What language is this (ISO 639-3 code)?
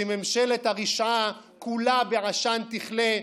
heb